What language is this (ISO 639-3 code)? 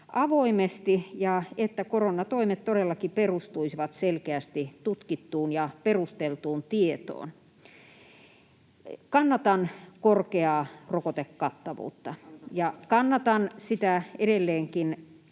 fin